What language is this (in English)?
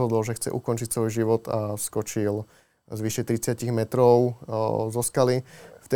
Slovak